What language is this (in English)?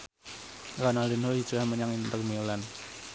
Javanese